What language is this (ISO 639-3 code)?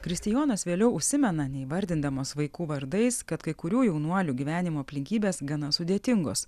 lit